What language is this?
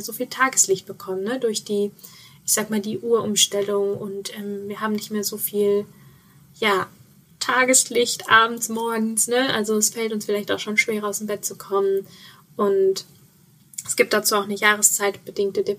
German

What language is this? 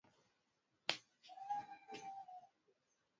Swahili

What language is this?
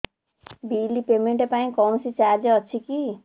Odia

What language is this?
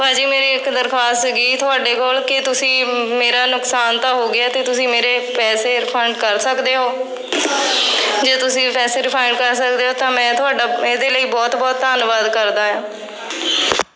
Punjabi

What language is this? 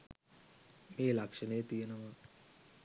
Sinhala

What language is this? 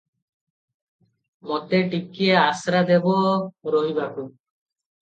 Odia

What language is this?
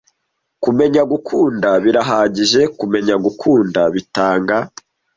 Kinyarwanda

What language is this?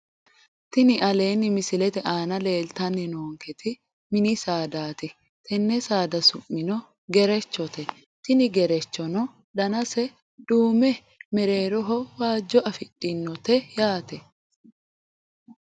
Sidamo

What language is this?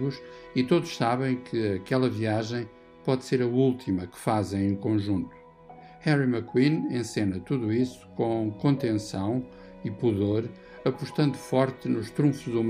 Portuguese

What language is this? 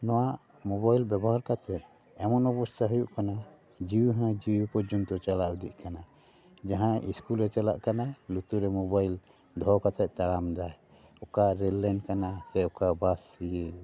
Santali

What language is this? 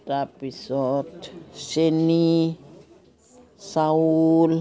Assamese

